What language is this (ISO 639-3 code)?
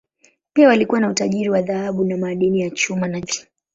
swa